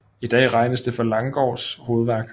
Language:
Danish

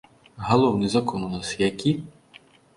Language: Belarusian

